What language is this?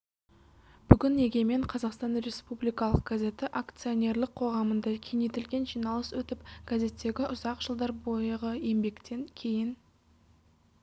Kazakh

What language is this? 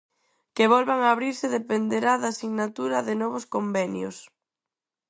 Galician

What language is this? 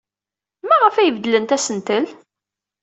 Kabyle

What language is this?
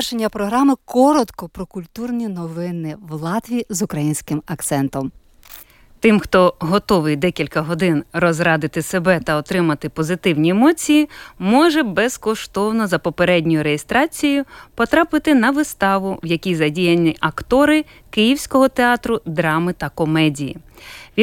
Ukrainian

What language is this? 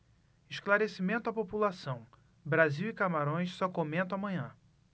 Portuguese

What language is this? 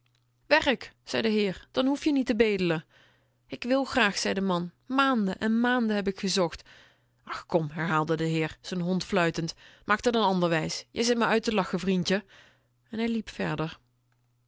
Dutch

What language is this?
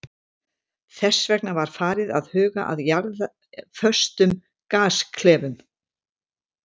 Icelandic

